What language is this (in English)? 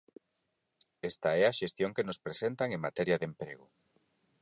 Galician